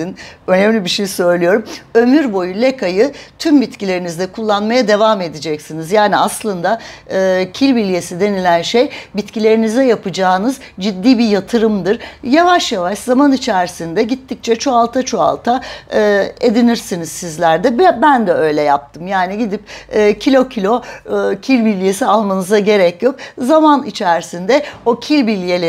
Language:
Turkish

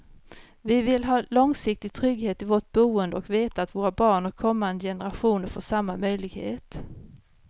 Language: Swedish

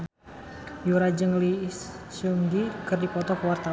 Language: Sundanese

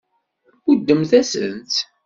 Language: Kabyle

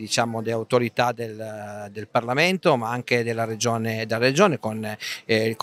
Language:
Italian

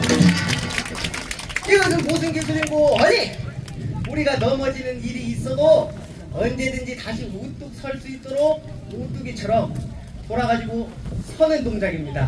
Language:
Korean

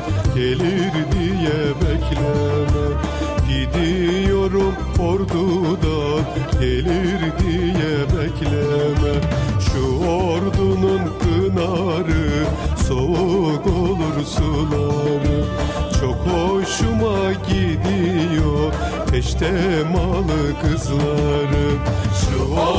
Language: Turkish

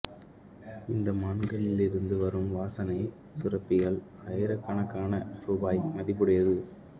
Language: Tamil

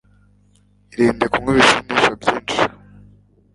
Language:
Kinyarwanda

